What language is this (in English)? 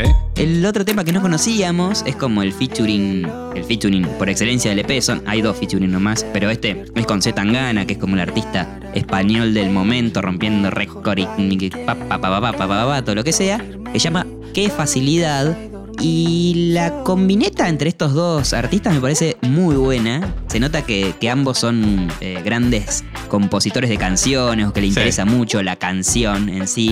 Spanish